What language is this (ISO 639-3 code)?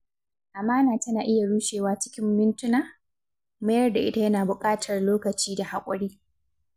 hau